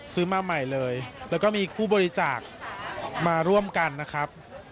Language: Thai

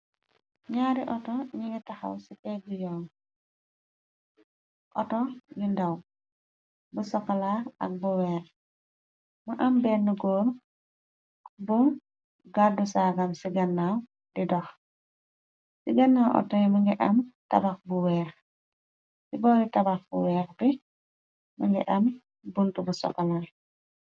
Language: Wolof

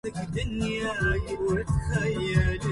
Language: Arabic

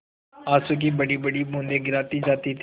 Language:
Hindi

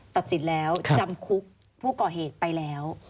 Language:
Thai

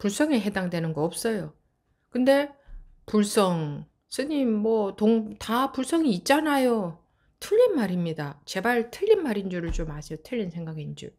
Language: Korean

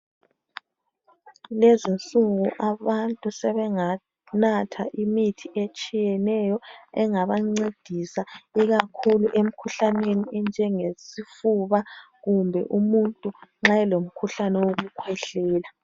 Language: North Ndebele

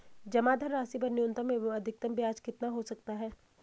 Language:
Hindi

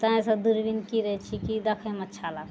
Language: Maithili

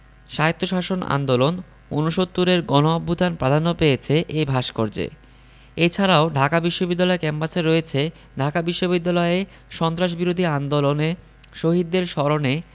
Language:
Bangla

